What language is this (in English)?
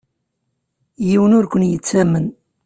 Kabyle